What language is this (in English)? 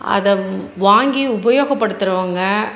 Tamil